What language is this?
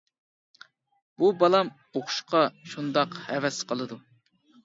Uyghur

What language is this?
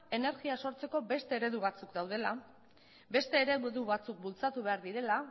Basque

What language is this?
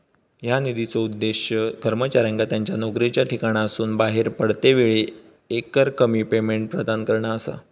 Marathi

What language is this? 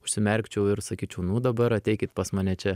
Lithuanian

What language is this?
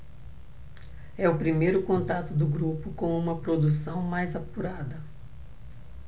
Portuguese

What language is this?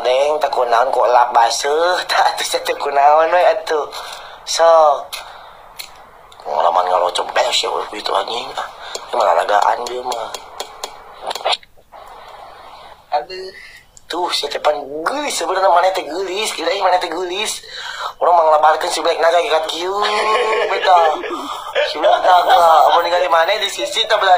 Indonesian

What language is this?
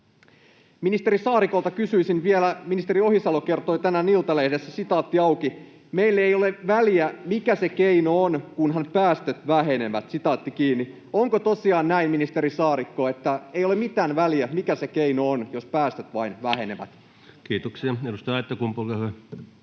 Finnish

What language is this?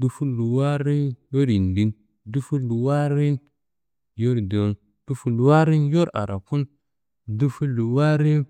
Kanembu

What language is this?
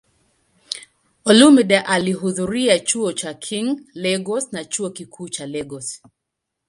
Swahili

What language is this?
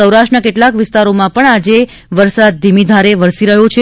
Gujarati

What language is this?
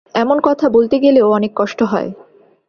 Bangla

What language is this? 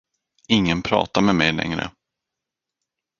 Swedish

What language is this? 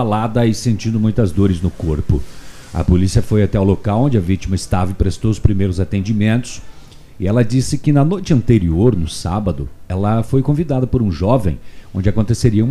Portuguese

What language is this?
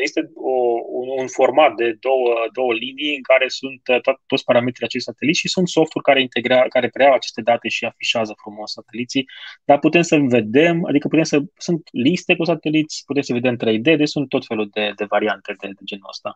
Romanian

